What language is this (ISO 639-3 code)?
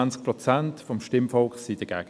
gsw